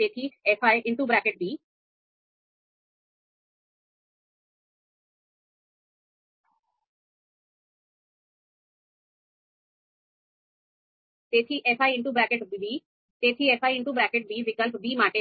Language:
Gujarati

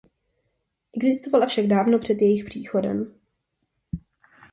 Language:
Czech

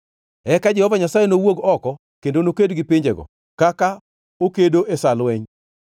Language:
Luo (Kenya and Tanzania)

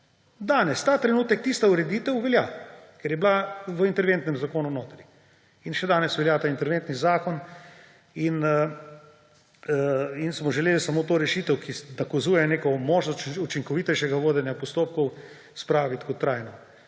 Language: Slovenian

